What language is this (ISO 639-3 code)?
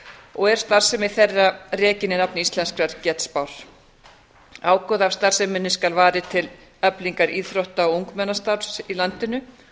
isl